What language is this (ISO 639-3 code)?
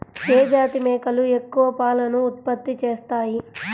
tel